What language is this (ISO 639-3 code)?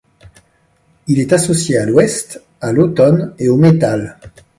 fra